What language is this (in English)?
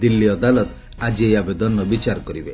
Odia